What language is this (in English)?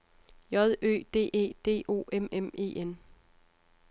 Danish